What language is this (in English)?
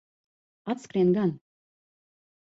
Latvian